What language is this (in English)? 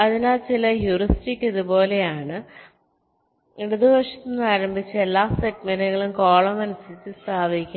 Malayalam